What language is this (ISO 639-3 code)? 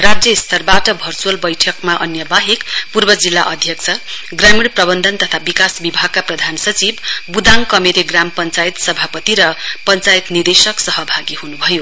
nep